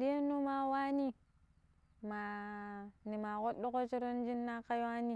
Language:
Pero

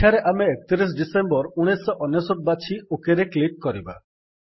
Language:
Odia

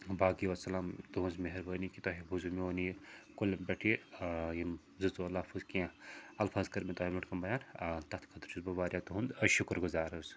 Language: Kashmiri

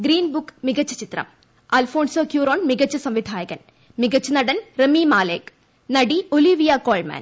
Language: Malayalam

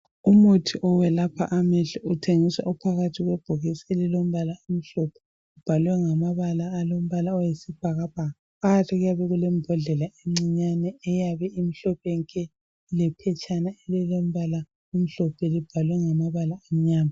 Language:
North Ndebele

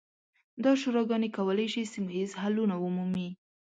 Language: Pashto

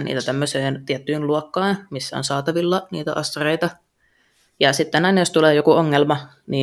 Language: Finnish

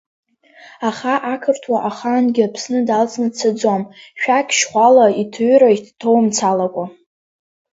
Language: Abkhazian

